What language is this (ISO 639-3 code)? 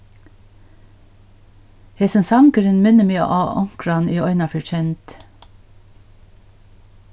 fao